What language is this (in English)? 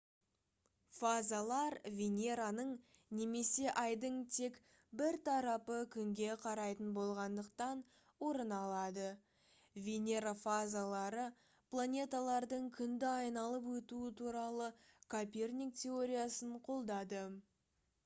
Kazakh